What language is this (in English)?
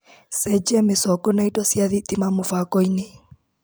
Kikuyu